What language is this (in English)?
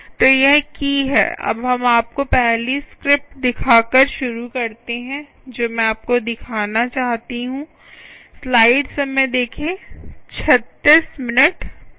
Hindi